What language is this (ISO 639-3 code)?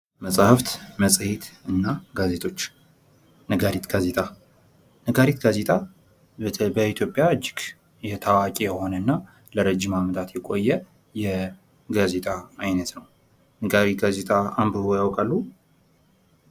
amh